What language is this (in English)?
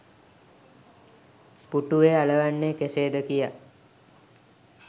Sinhala